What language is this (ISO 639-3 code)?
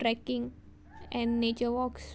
kok